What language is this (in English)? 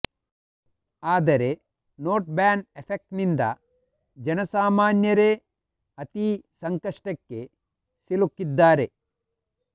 Kannada